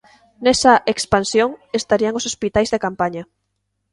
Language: Galician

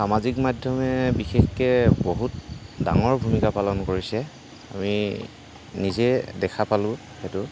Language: Assamese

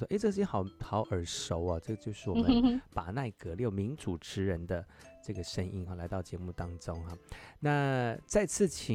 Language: Chinese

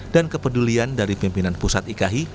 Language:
Indonesian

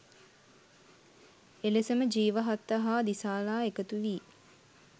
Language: Sinhala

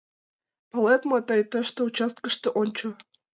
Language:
Mari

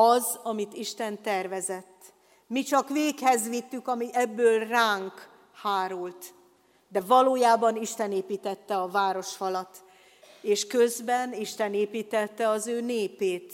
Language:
Hungarian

